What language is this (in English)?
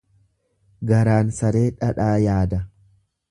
Oromo